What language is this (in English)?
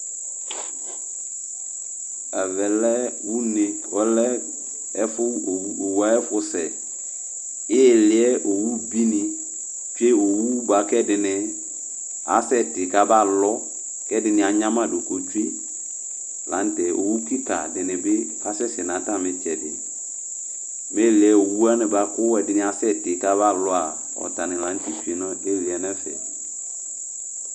Ikposo